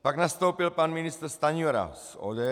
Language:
Czech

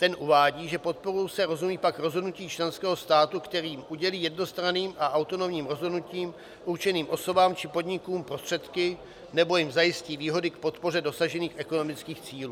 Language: Czech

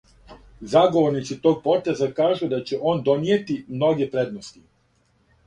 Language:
Serbian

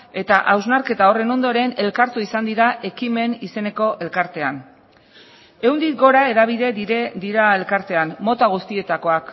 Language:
Basque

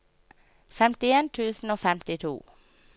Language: Norwegian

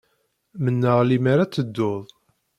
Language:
Kabyle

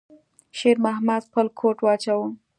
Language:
Pashto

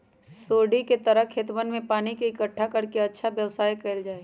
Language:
Magahi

